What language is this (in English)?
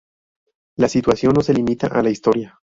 Spanish